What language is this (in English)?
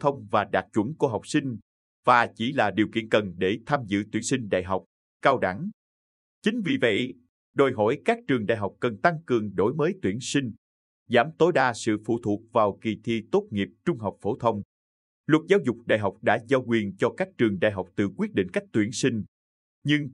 Vietnamese